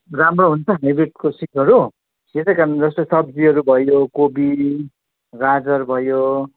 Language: Nepali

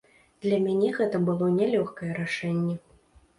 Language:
Belarusian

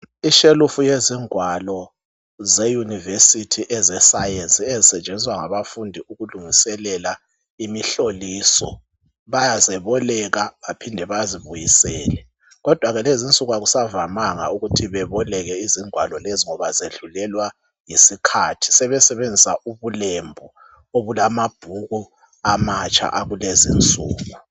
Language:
North Ndebele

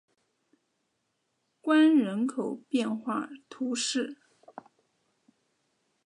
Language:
Chinese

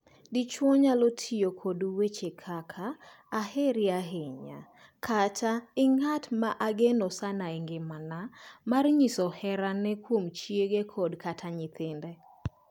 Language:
Luo (Kenya and Tanzania)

